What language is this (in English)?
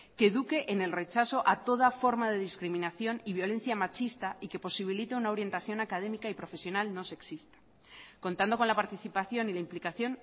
Spanish